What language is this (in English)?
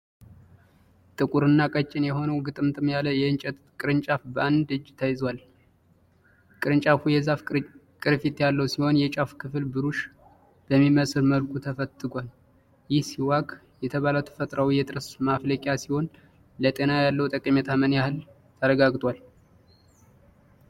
Amharic